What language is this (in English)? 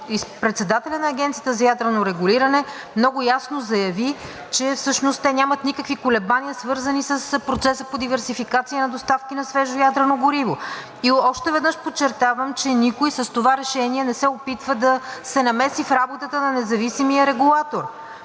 Bulgarian